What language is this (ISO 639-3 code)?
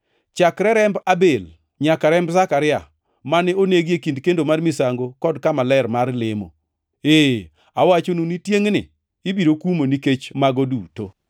luo